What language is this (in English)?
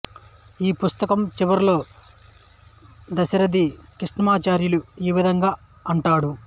Telugu